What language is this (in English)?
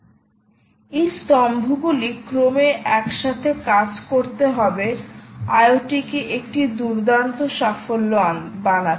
Bangla